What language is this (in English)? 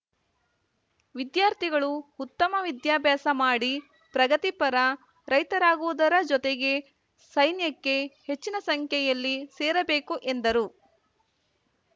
Kannada